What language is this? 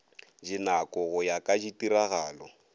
Northern Sotho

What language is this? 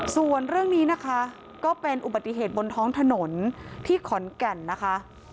Thai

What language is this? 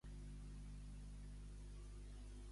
Catalan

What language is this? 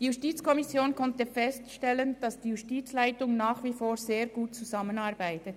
Swiss German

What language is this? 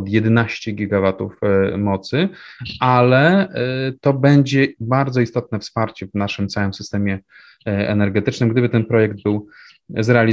Polish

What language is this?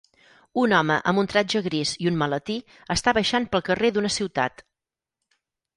Catalan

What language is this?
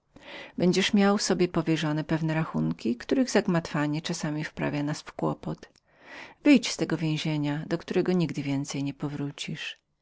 Polish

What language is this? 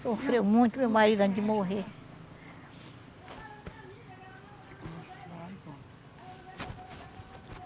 Portuguese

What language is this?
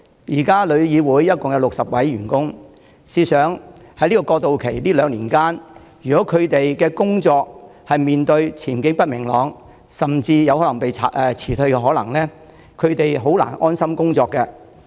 Cantonese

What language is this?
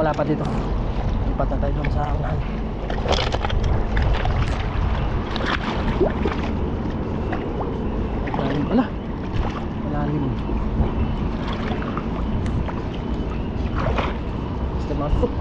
Filipino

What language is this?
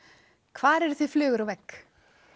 Icelandic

